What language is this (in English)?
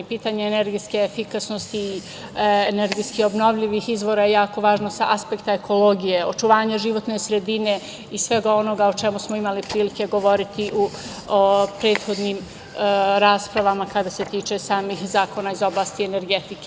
Serbian